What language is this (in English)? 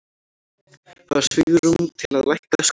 Icelandic